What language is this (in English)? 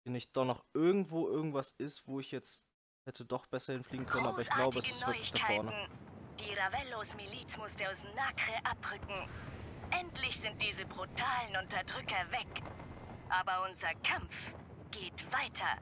German